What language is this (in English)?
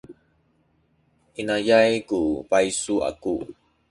Sakizaya